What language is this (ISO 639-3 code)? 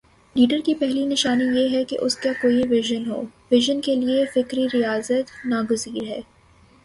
urd